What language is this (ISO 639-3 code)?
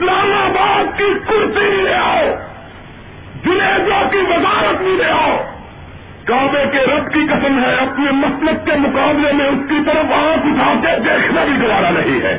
urd